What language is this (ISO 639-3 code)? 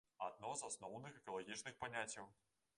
bel